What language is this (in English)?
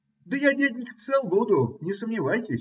Russian